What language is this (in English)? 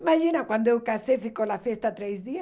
Portuguese